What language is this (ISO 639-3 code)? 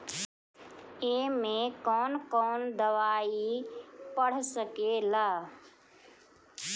bho